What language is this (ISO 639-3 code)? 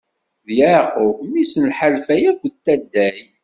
kab